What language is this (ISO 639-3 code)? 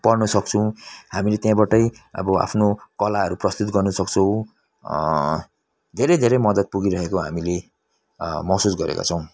nep